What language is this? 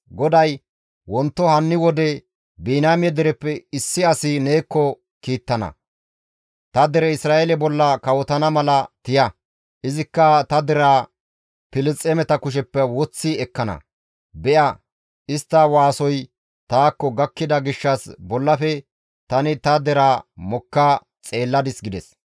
Gamo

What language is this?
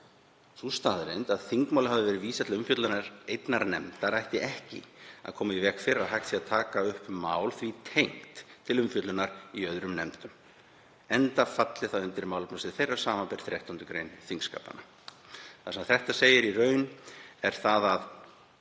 Icelandic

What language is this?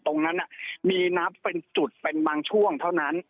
Thai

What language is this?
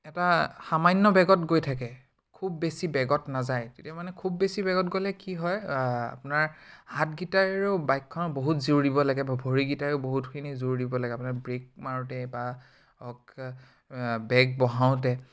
Assamese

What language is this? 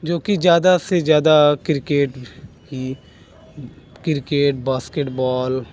Hindi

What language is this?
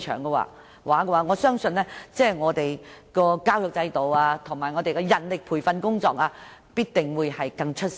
Cantonese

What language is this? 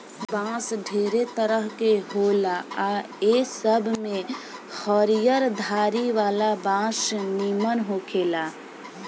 Bhojpuri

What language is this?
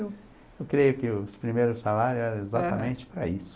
Portuguese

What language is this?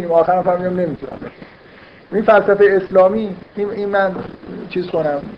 Persian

